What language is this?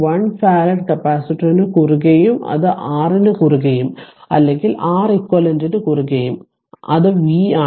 Malayalam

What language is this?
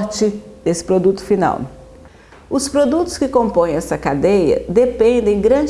Portuguese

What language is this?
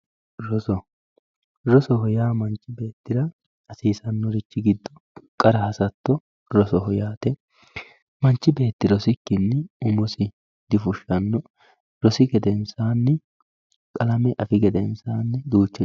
Sidamo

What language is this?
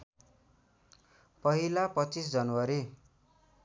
Nepali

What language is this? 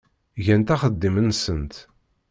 Kabyle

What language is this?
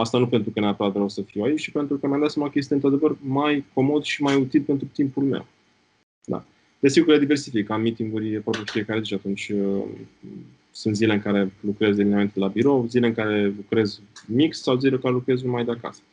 Romanian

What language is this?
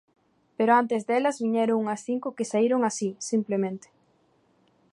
Galician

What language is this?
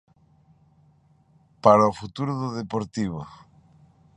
Galician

